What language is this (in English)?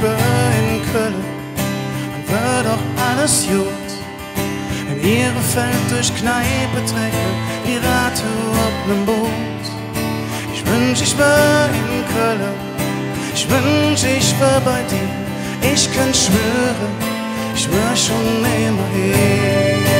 German